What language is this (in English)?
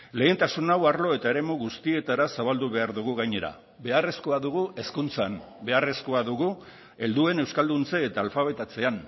Basque